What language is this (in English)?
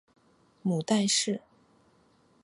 Chinese